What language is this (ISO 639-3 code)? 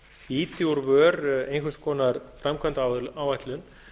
isl